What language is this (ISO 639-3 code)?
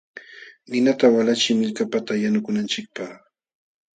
qxw